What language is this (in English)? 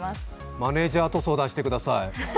Japanese